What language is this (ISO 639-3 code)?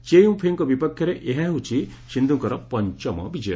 ori